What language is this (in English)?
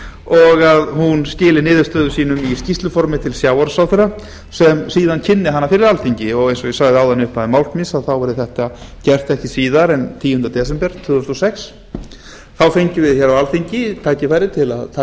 Icelandic